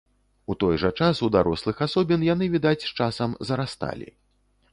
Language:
Belarusian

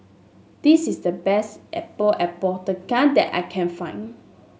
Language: English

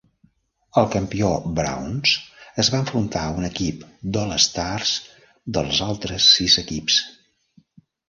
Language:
Catalan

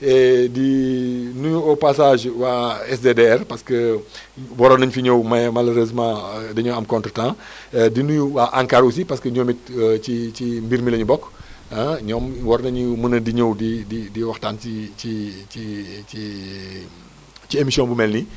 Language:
Wolof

